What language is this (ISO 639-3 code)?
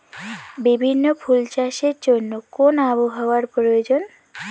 ben